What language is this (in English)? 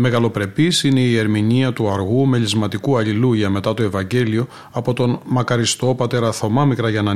Greek